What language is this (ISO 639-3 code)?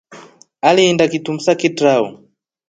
rof